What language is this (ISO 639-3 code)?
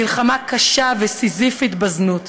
heb